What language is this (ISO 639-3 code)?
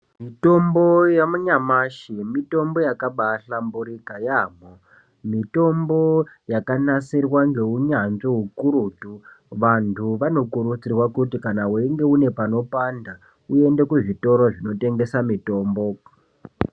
ndc